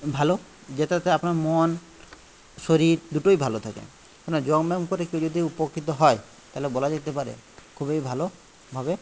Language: Bangla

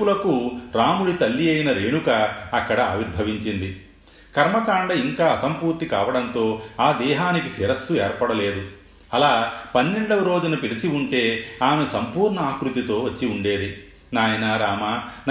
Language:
Telugu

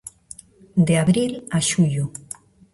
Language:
Galician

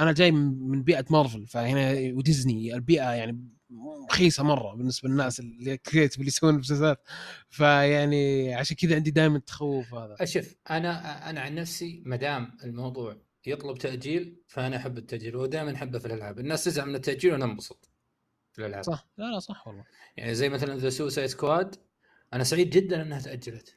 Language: Arabic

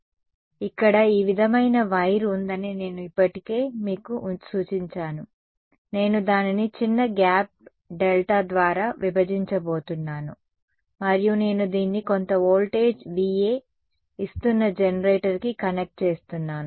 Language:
Telugu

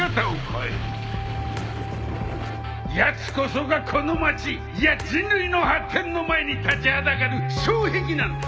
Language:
Japanese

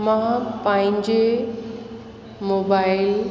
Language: Sindhi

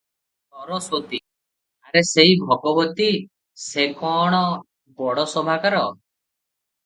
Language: Odia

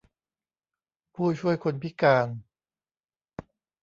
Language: Thai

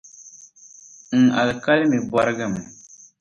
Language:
Dagbani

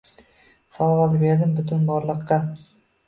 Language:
Uzbek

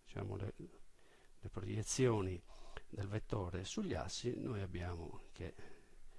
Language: Italian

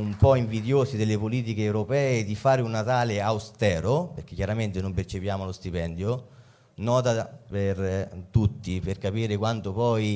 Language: Italian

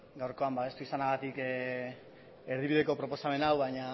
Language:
Basque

